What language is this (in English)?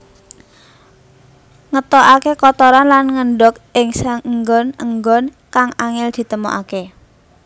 Javanese